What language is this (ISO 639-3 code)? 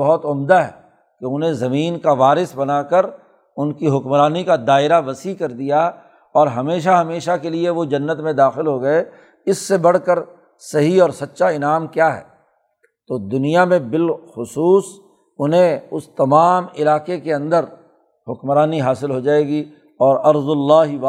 urd